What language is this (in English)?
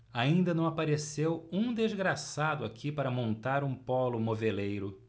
Portuguese